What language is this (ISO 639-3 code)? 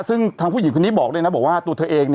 tha